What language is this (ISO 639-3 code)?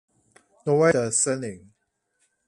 zho